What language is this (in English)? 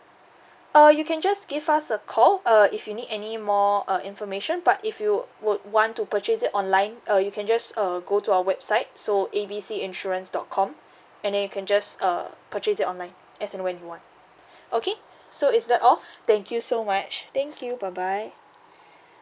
English